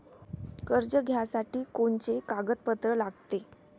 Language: Marathi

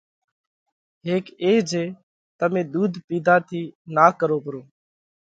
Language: Parkari Koli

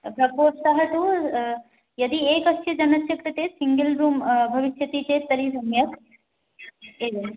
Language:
Sanskrit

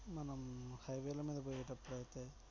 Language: Telugu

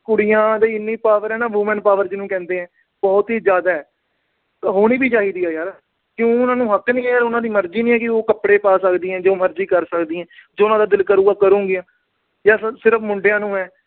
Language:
Punjabi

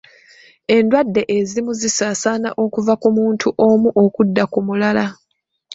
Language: Ganda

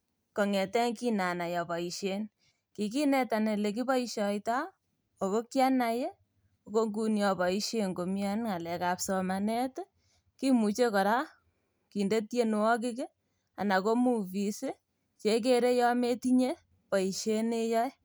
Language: Kalenjin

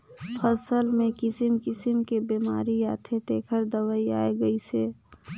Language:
Chhattisgarhi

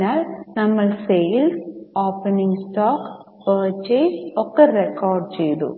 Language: Malayalam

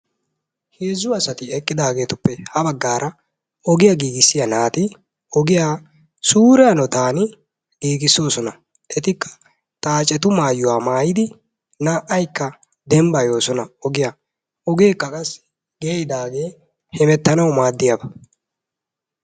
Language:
Wolaytta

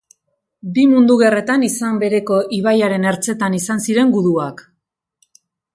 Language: Basque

